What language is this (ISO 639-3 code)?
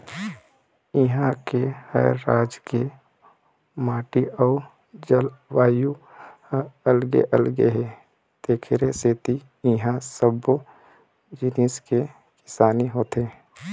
hne